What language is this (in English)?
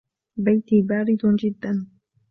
Arabic